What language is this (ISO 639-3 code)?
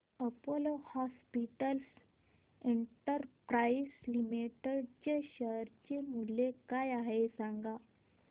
mar